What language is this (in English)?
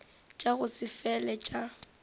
Northern Sotho